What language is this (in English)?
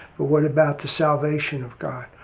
English